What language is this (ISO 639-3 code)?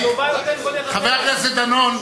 heb